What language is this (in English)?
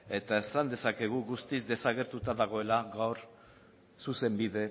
Basque